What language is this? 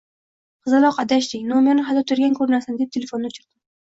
Uzbek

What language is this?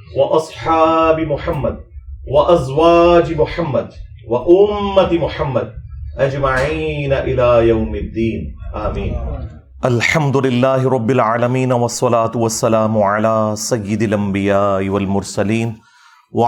Urdu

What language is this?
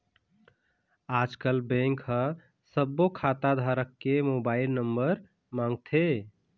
Chhattisgarhi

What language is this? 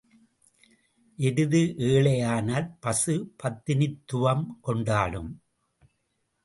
Tamil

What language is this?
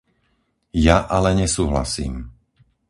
Slovak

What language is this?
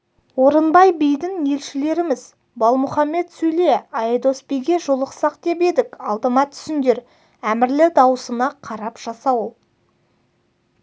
Kazakh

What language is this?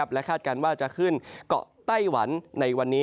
Thai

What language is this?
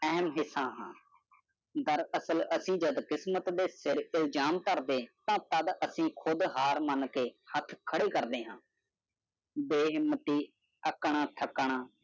Punjabi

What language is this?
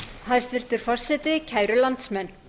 Icelandic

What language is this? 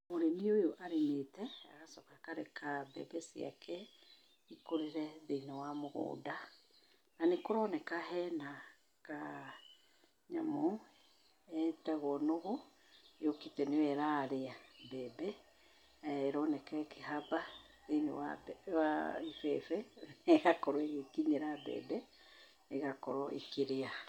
Kikuyu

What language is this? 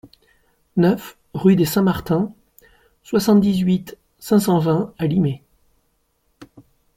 French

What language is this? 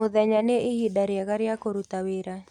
Kikuyu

